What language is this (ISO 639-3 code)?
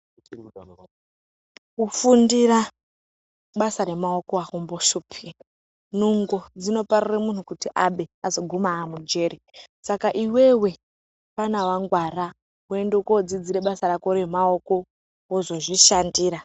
ndc